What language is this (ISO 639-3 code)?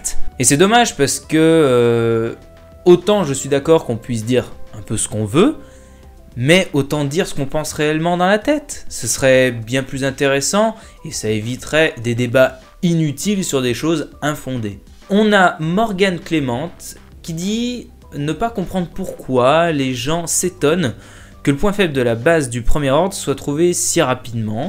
fra